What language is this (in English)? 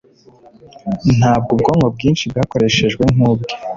Kinyarwanda